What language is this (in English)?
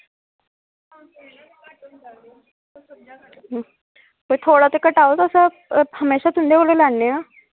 Dogri